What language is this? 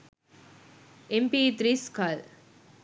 Sinhala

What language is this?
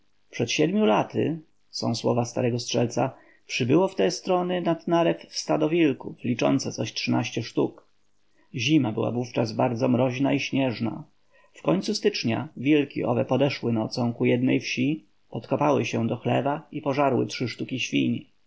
Polish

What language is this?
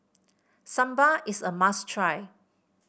English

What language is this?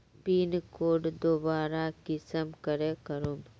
Magahi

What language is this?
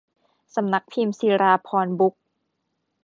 Thai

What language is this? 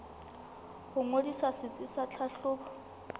Southern Sotho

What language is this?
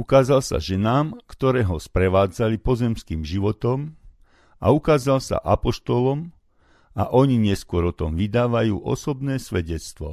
Slovak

